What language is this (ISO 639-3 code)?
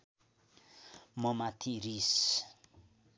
nep